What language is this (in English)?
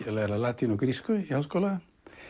Icelandic